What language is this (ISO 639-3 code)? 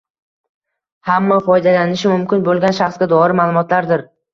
uzb